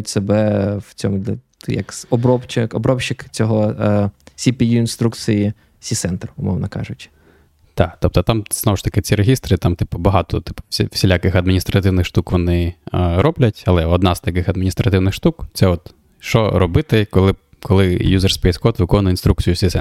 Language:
Ukrainian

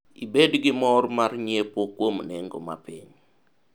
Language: Luo (Kenya and Tanzania)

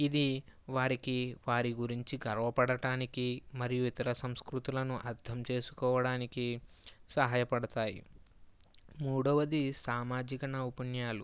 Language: Telugu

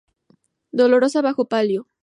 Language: Spanish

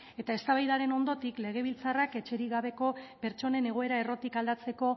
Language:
Basque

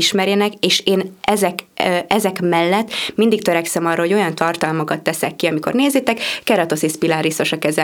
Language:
Hungarian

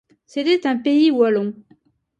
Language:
French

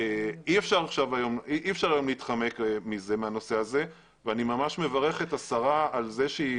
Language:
Hebrew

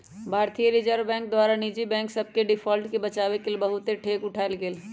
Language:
Magahi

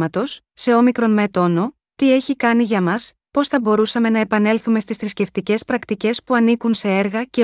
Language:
Greek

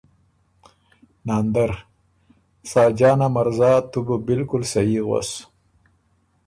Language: Ormuri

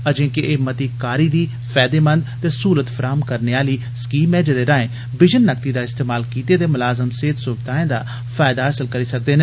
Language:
Dogri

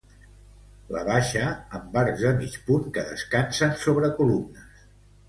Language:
Catalan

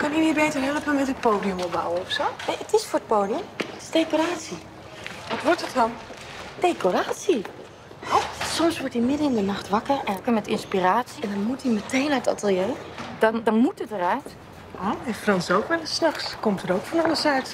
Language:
Dutch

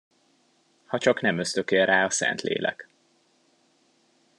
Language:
Hungarian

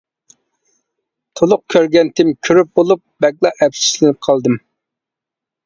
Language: Uyghur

